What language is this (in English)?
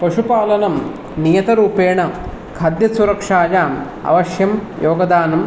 Sanskrit